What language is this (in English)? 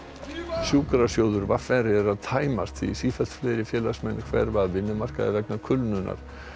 Icelandic